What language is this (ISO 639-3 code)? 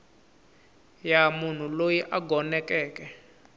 tso